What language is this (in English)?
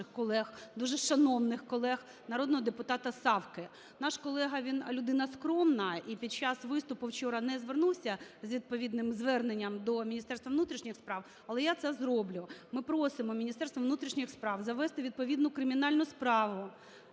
Ukrainian